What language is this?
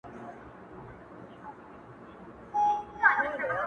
Pashto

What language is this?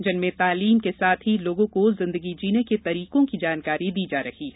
Hindi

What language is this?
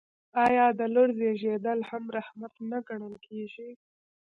Pashto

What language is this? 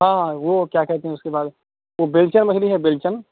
Urdu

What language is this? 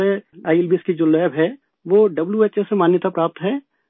Urdu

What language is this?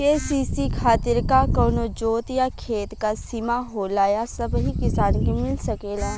Bhojpuri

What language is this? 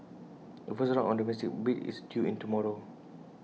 English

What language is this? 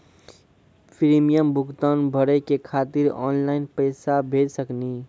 Maithili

